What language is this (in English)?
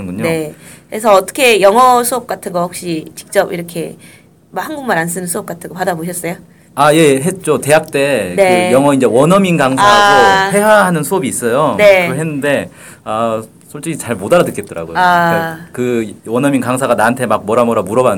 Korean